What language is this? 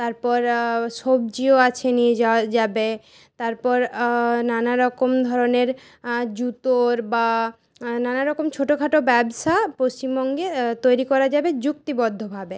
Bangla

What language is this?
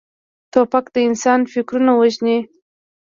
Pashto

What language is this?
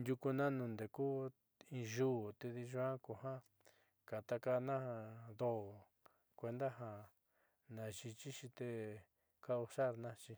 Southeastern Nochixtlán Mixtec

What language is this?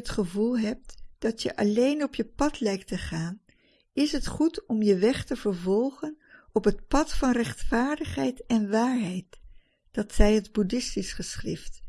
Dutch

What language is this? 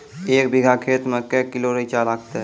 Maithili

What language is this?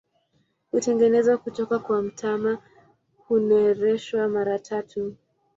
Swahili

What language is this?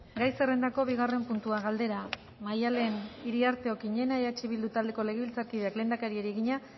Basque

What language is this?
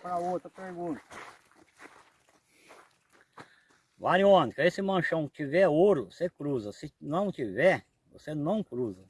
Portuguese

